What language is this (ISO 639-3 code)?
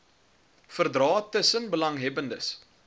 afr